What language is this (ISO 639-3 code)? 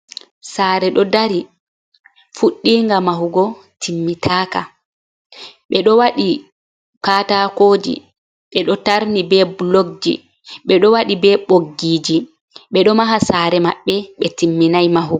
ful